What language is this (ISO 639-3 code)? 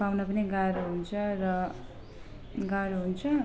nep